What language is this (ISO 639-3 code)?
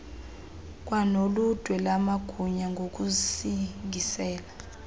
xho